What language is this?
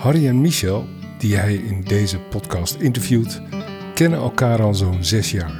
Dutch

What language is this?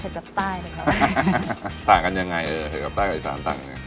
Thai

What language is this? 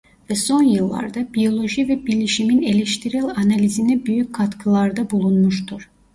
Turkish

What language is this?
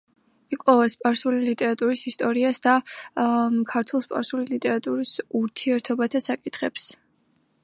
Georgian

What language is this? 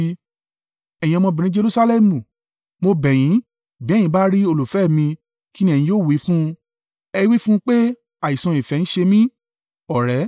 Yoruba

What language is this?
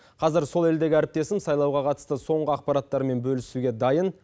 Kazakh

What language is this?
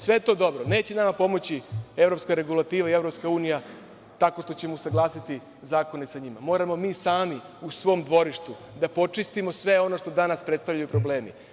Serbian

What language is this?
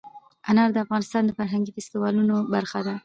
Pashto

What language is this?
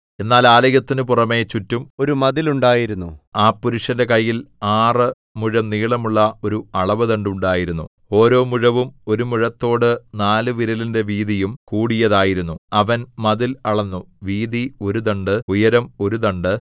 Malayalam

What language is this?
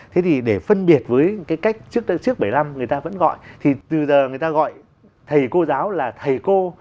Vietnamese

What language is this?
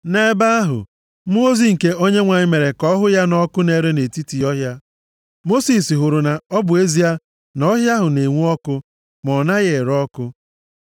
Igbo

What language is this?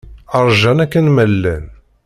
Kabyle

